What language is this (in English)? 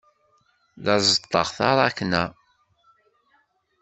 Kabyle